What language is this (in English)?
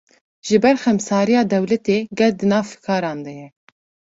Kurdish